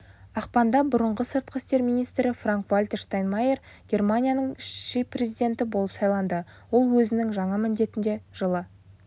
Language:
Kazakh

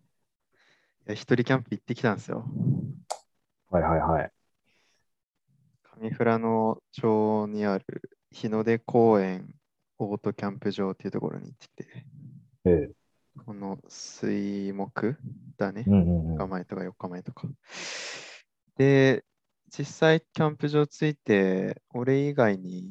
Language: Japanese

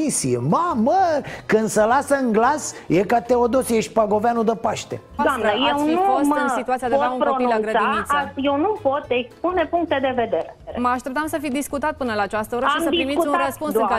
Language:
Romanian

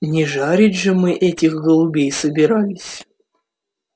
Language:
Russian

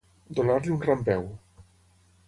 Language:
Catalan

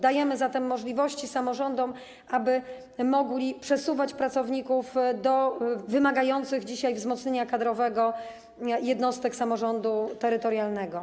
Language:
Polish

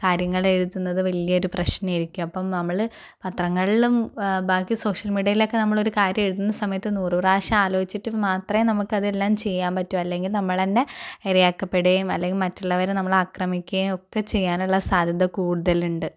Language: Malayalam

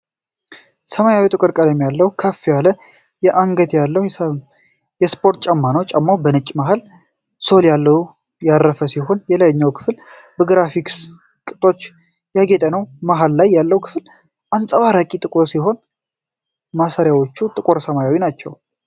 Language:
Amharic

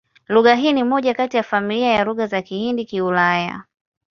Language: Swahili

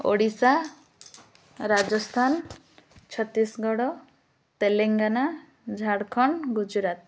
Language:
Odia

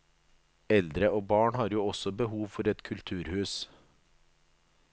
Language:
Norwegian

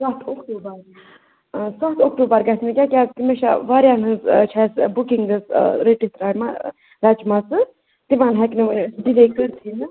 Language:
Kashmiri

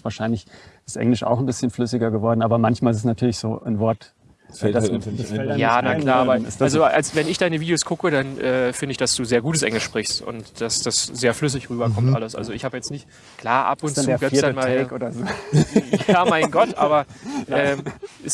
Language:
German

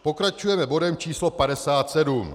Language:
Czech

